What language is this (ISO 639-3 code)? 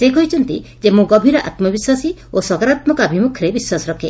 ori